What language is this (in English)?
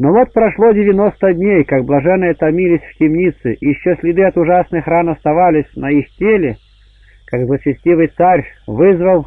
Russian